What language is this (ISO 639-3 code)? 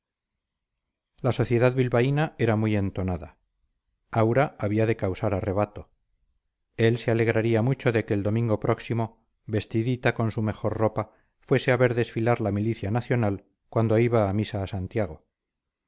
spa